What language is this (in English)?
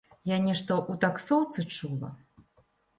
Belarusian